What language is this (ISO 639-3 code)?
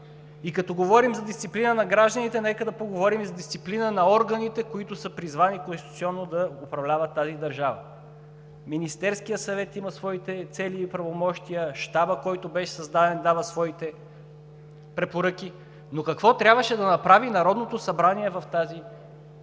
bul